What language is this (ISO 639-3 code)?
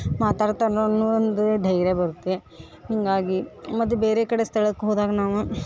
kan